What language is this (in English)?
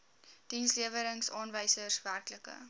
Afrikaans